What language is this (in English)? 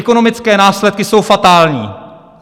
Czech